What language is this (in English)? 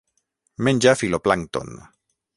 Catalan